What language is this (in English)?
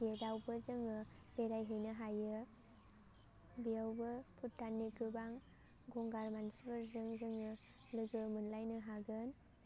Bodo